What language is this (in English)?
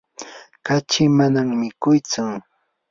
Yanahuanca Pasco Quechua